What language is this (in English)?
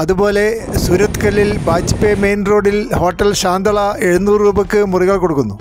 Malayalam